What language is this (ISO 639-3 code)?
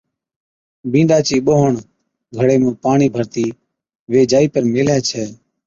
odk